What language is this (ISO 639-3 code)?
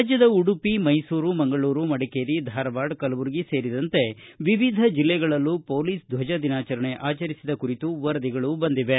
kan